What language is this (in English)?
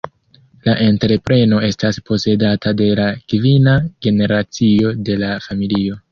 Esperanto